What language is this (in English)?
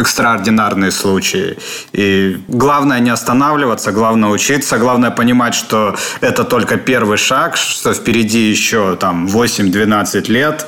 Russian